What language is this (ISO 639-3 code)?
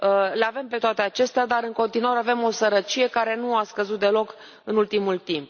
ron